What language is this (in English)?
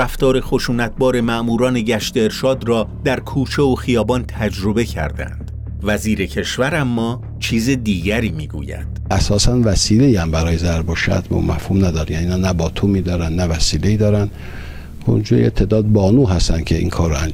Persian